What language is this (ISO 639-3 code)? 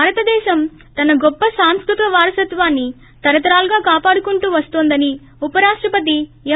tel